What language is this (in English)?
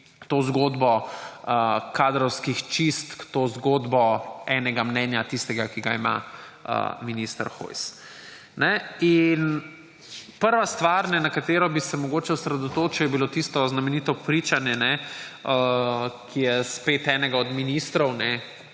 Slovenian